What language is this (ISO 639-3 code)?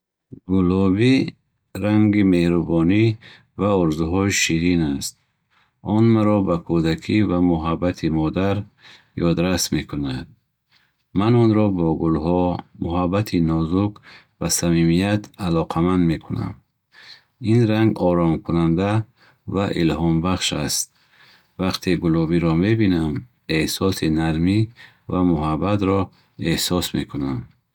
bhh